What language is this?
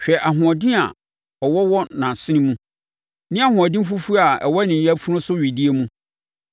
Akan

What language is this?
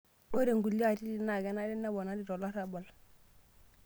Masai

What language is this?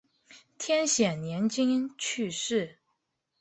Chinese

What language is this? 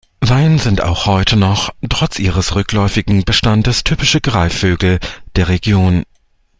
German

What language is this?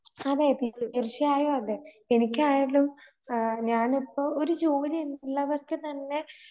Malayalam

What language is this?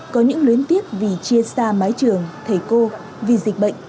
Vietnamese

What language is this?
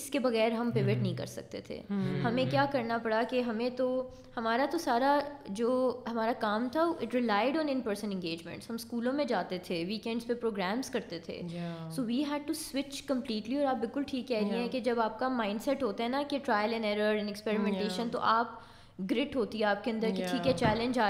Urdu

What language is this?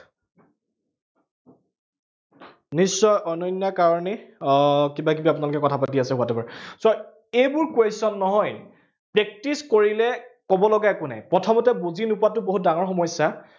Assamese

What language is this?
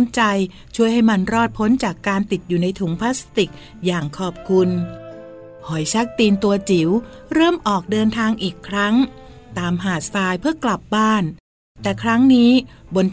Thai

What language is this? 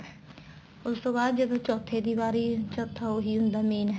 Punjabi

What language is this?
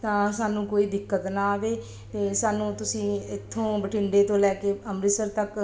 Punjabi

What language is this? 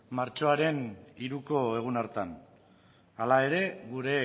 Basque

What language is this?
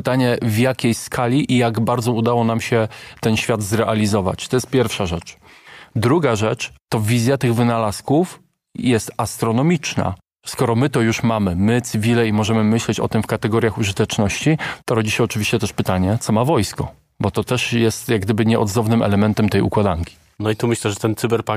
Polish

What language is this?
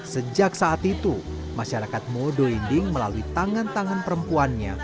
Indonesian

